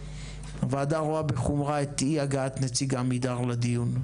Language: Hebrew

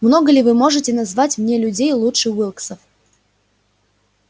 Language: Russian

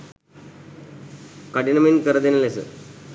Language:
Sinhala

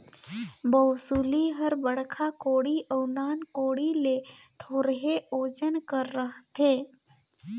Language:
Chhattisgarhi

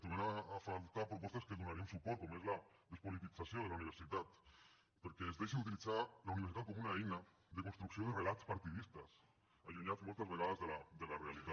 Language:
Catalan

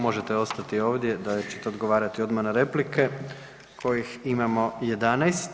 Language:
Croatian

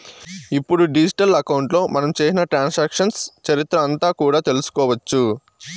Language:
Telugu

